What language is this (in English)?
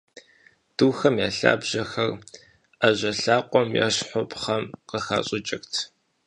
Kabardian